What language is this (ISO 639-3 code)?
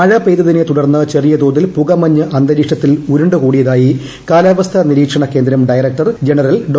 mal